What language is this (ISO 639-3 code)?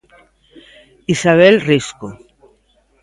glg